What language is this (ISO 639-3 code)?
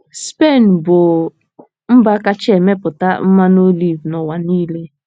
ibo